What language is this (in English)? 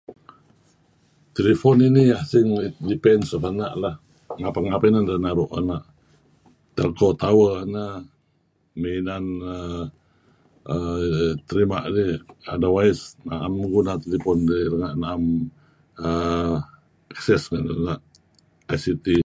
Kelabit